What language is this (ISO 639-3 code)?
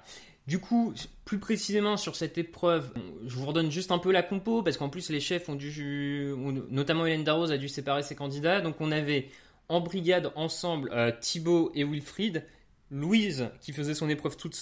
fra